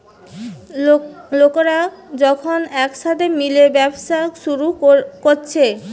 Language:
Bangla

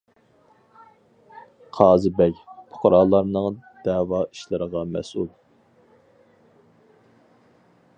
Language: Uyghur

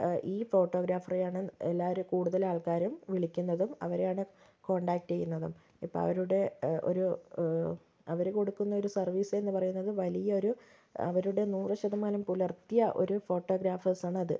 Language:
Malayalam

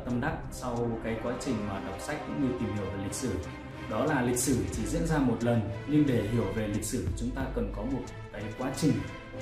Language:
Vietnamese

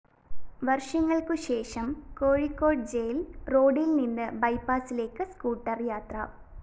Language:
Malayalam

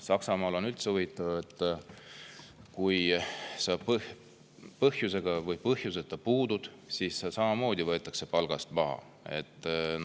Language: Estonian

